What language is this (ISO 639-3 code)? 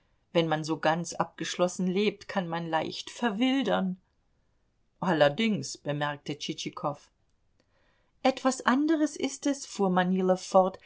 deu